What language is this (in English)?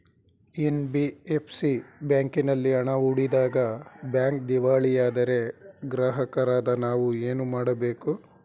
Kannada